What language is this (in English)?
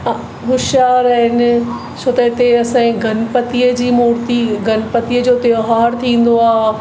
Sindhi